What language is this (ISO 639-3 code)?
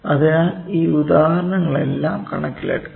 mal